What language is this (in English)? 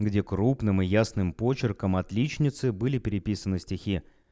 Russian